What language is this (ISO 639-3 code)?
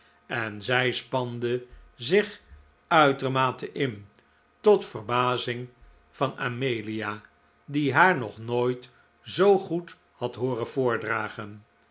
nld